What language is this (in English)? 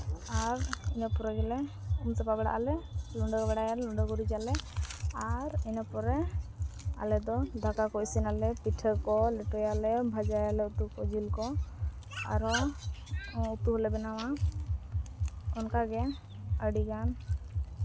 Santali